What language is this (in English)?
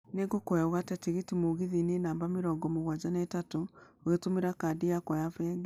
Kikuyu